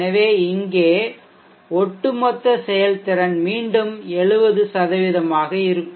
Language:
Tamil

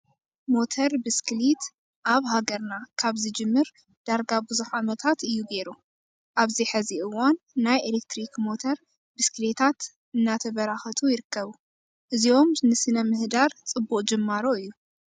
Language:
Tigrinya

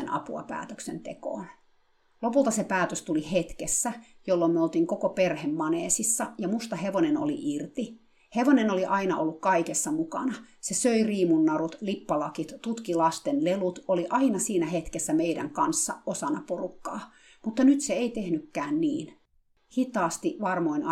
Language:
Finnish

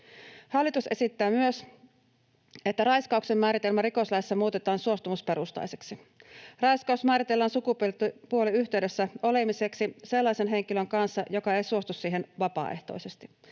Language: Finnish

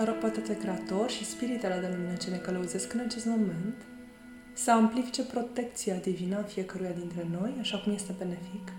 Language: Romanian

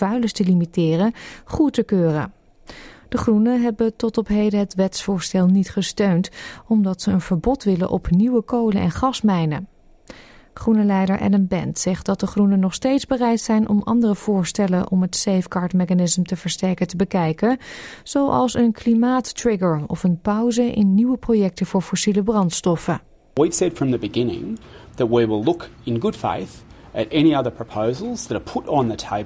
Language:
Dutch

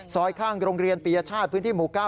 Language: Thai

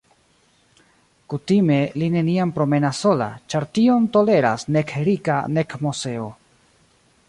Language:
Esperanto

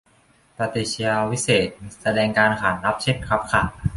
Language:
Thai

